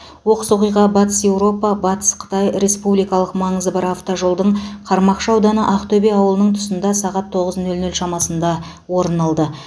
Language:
Kazakh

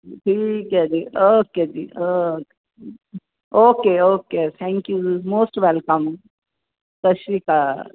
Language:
Punjabi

